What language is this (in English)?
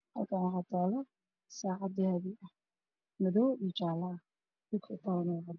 Somali